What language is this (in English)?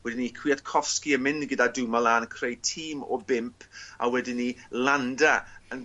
Welsh